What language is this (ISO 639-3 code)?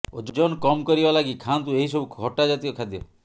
ori